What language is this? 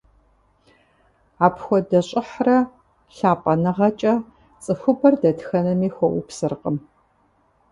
Kabardian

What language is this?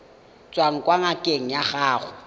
Tswana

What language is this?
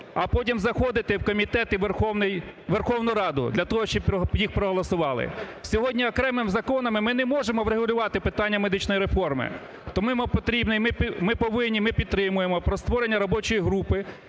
Ukrainian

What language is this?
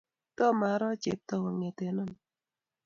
Kalenjin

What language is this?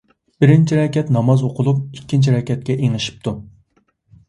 Uyghur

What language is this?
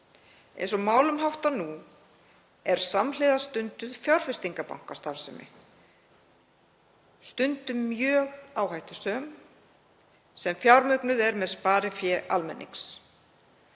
Icelandic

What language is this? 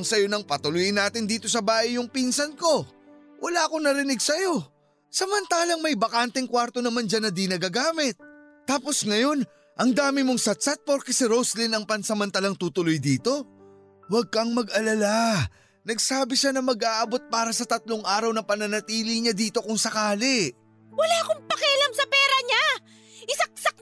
Filipino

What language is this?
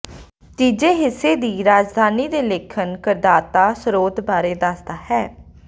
Punjabi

